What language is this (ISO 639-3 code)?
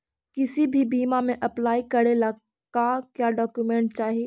mag